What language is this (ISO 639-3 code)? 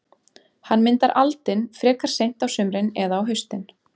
isl